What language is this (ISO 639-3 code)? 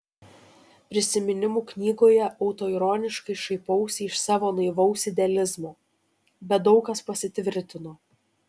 lit